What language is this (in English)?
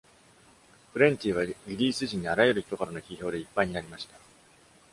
Japanese